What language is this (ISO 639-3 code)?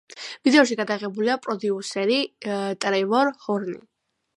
kat